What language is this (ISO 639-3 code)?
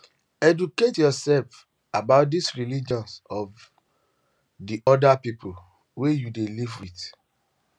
pcm